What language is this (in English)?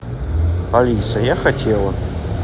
Russian